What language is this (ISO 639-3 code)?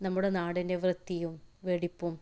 mal